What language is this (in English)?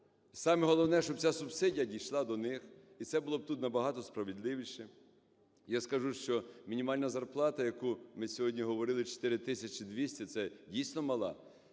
Ukrainian